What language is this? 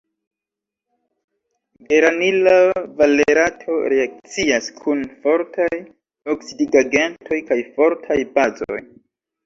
Esperanto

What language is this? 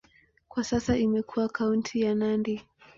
Swahili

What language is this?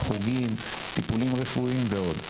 Hebrew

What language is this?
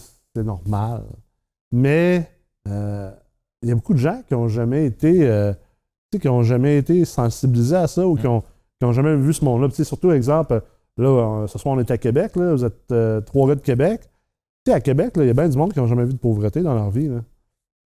French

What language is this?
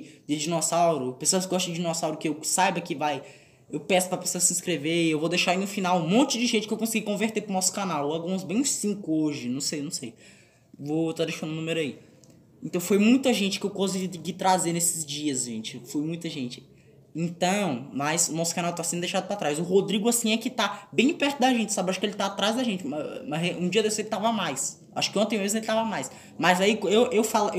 Portuguese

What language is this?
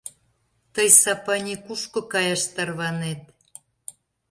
Mari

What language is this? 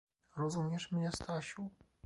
Polish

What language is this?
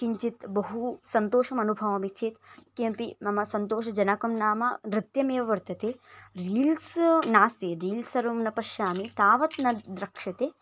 Sanskrit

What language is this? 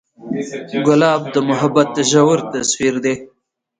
Pashto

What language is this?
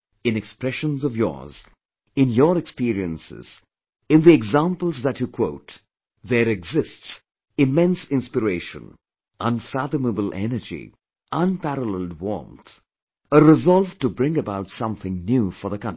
English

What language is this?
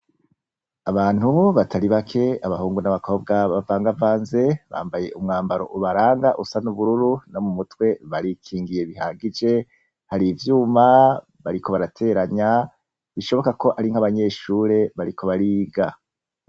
Rundi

